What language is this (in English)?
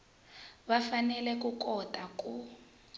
Tsonga